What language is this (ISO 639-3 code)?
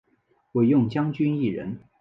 zho